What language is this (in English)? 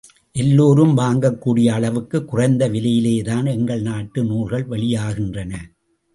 Tamil